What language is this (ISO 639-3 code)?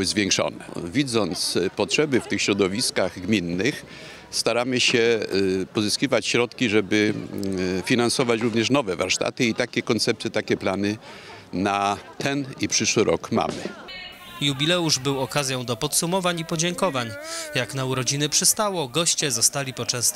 pol